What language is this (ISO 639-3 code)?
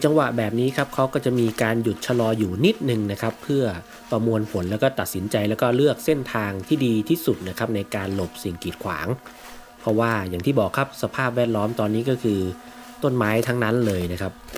tha